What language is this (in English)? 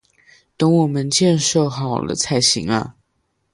Chinese